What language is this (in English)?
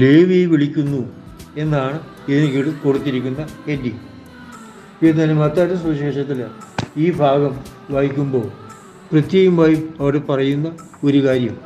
Malayalam